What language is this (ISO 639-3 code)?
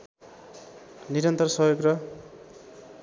nep